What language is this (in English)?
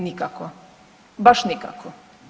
Croatian